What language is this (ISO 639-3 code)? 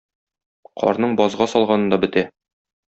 tat